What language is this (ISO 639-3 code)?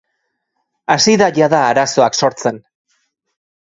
eus